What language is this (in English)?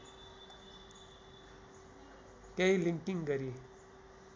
Nepali